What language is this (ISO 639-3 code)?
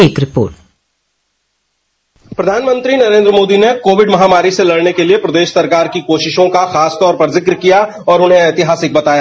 hin